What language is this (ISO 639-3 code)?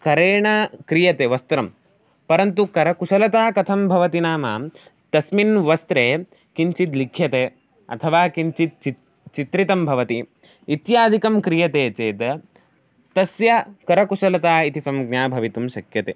san